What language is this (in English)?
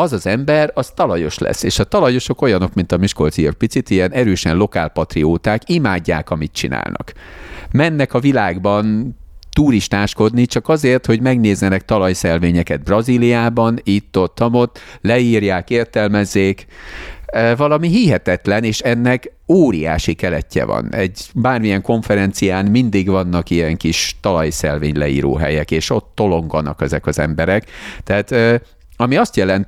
Hungarian